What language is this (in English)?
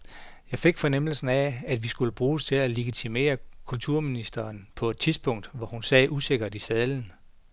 Danish